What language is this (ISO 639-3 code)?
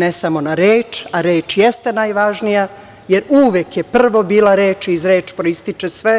srp